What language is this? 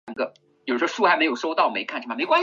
Chinese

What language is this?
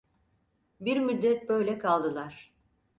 Turkish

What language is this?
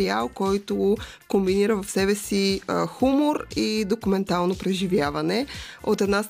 Bulgarian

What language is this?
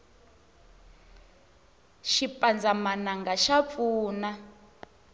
Tsonga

